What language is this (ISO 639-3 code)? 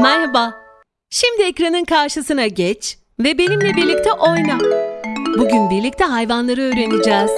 tur